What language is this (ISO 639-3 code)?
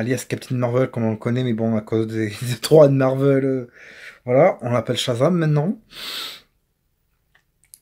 fra